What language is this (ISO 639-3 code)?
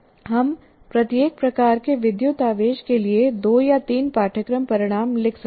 hin